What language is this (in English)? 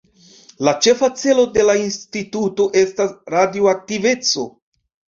Esperanto